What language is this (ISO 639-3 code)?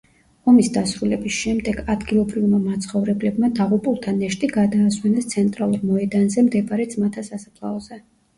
kat